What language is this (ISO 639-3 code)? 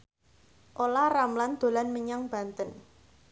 jav